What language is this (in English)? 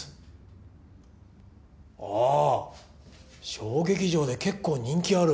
Japanese